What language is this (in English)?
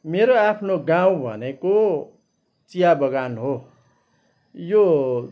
Nepali